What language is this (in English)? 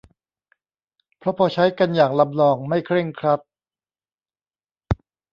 Thai